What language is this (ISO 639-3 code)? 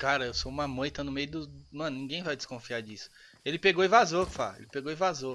por